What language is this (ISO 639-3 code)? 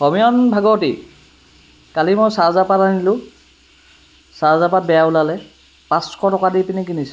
asm